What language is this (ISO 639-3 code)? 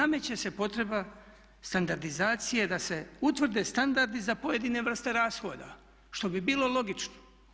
hrv